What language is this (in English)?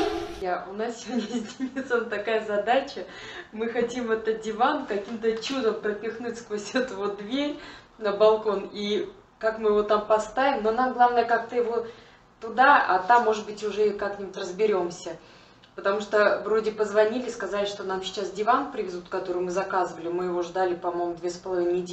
Russian